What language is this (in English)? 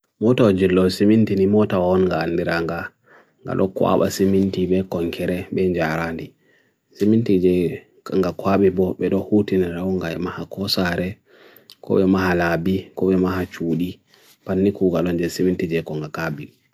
Bagirmi Fulfulde